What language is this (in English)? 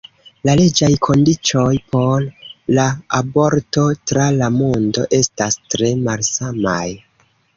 Esperanto